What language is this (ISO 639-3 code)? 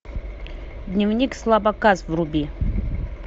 rus